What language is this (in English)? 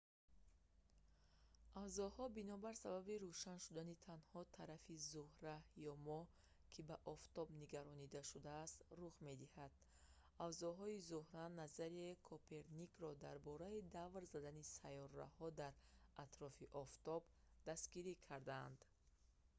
Tajik